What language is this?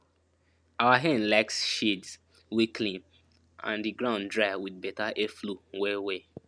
Nigerian Pidgin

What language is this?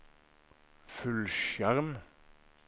Norwegian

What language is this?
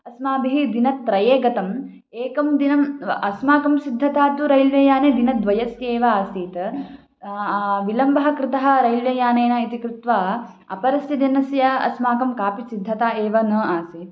Sanskrit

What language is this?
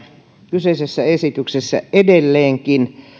Finnish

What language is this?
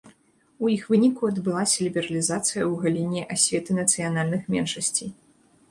Belarusian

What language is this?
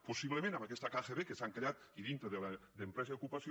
Catalan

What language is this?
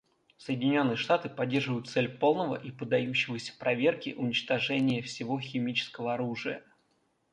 Russian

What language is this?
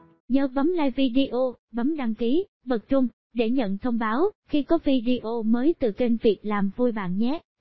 Vietnamese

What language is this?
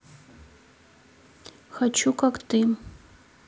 Russian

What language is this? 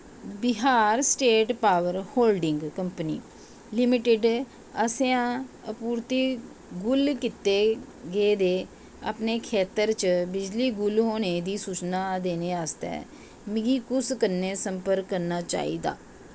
Dogri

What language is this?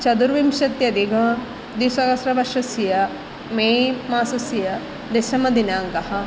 Sanskrit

